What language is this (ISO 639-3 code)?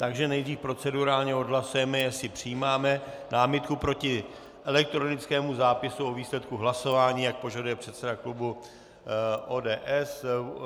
ces